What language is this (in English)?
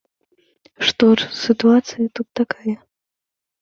Belarusian